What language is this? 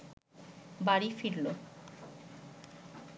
Bangla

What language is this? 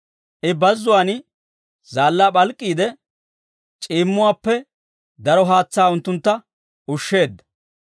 Dawro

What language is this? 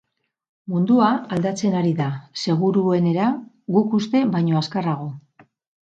Basque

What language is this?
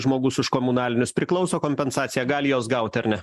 Lithuanian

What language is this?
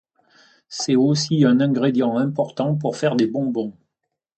French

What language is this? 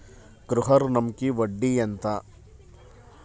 Telugu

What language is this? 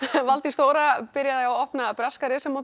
Icelandic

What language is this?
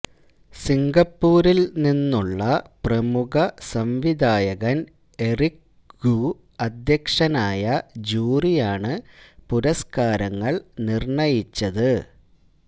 Malayalam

